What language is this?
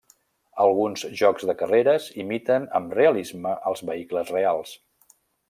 Catalan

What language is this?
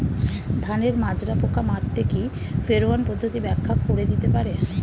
Bangla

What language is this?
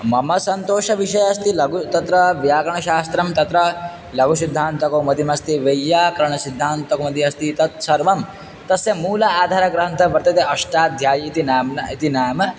Sanskrit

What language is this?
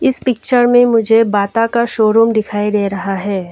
Hindi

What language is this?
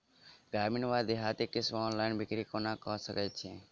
Maithili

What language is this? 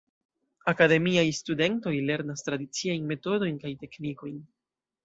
Esperanto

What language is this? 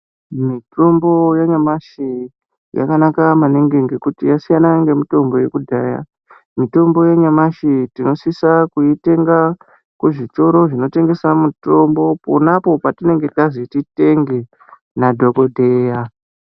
Ndau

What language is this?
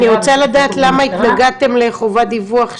Hebrew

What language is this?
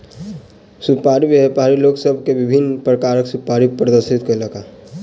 Maithili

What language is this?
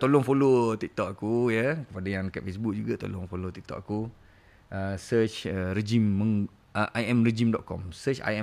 Malay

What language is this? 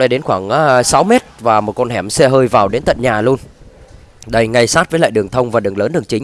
Vietnamese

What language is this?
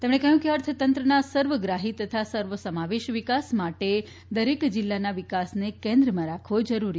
Gujarati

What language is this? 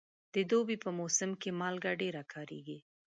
Pashto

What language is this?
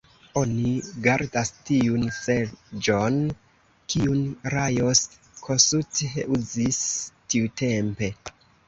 Esperanto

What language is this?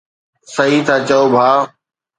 Sindhi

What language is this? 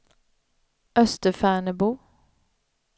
Swedish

